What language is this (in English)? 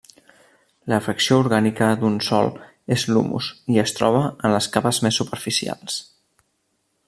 Catalan